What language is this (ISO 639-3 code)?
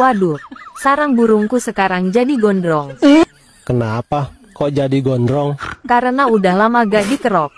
ind